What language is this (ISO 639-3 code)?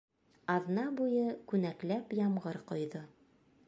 bak